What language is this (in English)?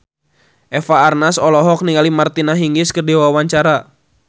Sundanese